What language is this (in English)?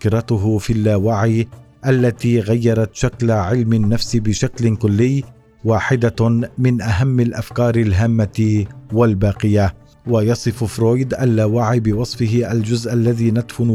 Arabic